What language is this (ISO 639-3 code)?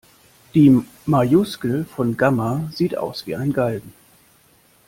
deu